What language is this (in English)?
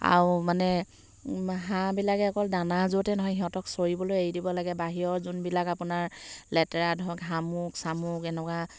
Assamese